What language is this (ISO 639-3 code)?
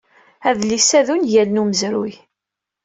kab